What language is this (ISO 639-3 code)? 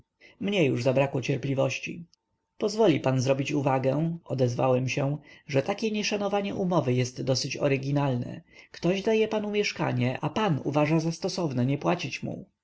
pol